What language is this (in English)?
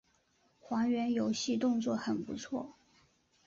Chinese